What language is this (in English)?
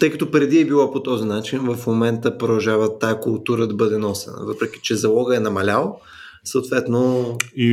Bulgarian